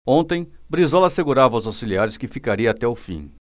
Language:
Portuguese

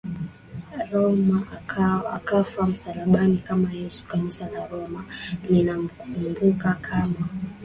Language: Swahili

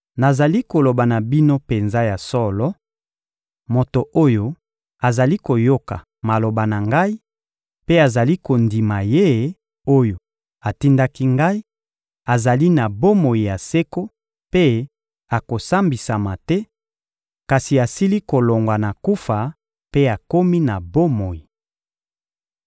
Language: Lingala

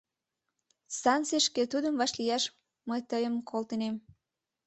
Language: Mari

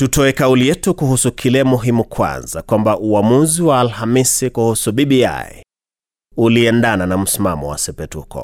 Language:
Swahili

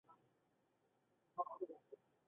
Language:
Chinese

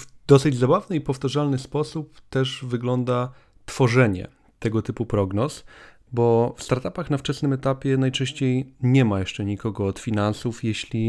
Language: Polish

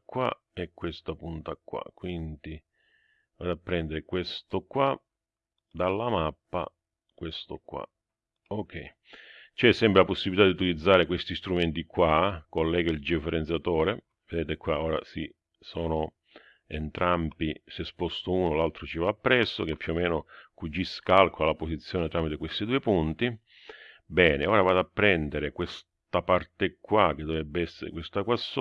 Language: Italian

